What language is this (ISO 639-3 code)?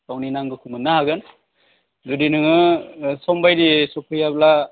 brx